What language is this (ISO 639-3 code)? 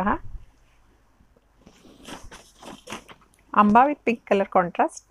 hin